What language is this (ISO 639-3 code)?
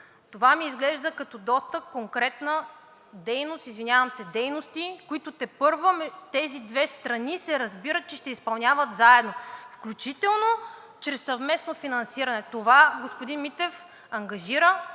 bul